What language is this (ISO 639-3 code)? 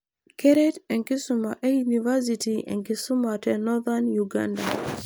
mas